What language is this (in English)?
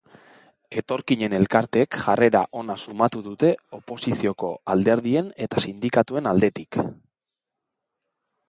Basque